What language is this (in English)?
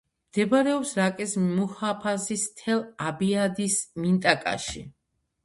Georgian